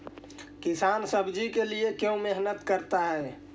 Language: Magahi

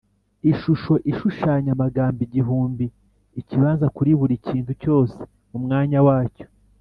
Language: Kinyarwanda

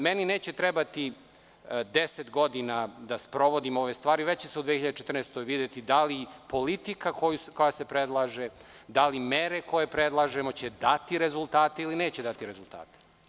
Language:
Serbian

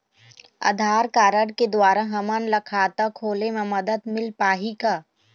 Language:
Chhattisgarhi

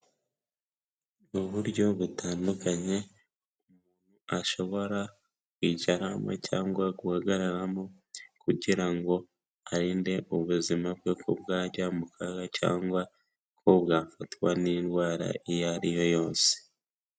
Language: Kinyarwanda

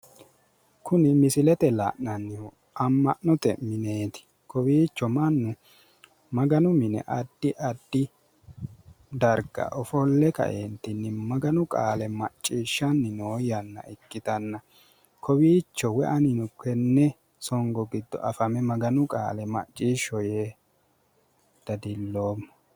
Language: Sidamo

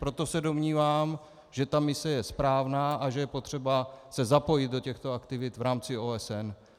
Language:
Czech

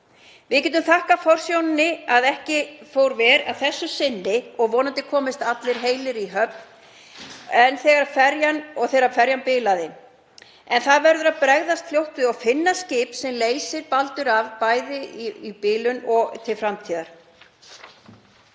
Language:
Icelandic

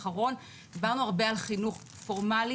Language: Hebrew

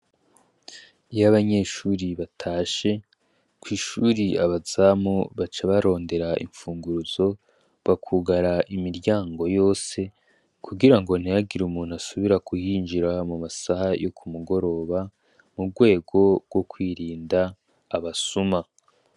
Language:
Rundi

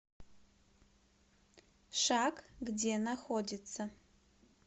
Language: Russian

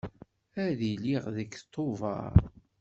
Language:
Kabyle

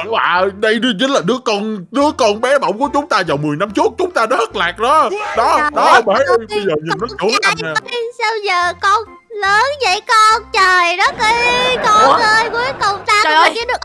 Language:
Vietnamese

